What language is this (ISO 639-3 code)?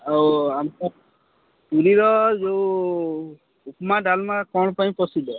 ori